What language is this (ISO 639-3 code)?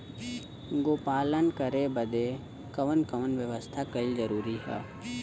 bho